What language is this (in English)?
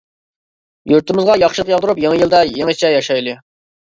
Uyghur